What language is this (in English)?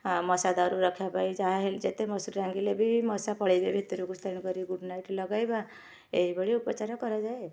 Odia